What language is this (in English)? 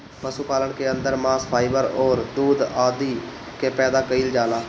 Bhojpuri